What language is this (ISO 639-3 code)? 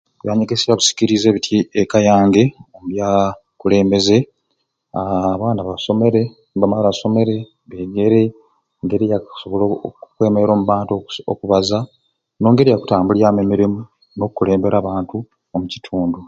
ruc